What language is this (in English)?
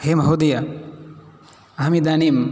Sanskrit